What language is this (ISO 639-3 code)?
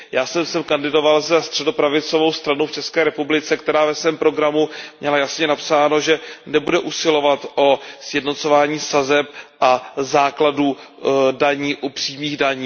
ces